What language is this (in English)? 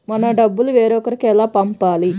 Telugu